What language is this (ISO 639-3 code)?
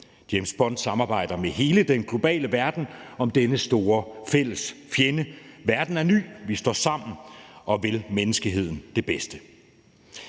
dan